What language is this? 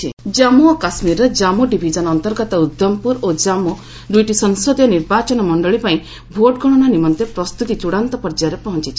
Odia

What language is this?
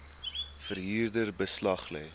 Afrikaans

